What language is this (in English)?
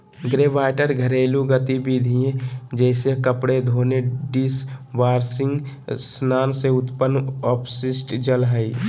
Magahi